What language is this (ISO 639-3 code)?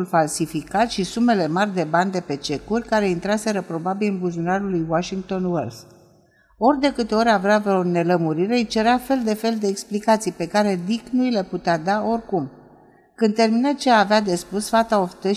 ron